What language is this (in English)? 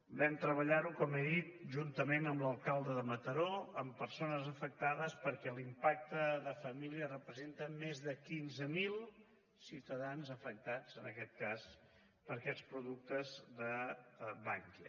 Catalan